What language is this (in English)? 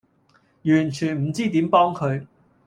Cantonese